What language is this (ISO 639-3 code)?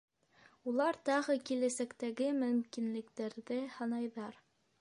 bak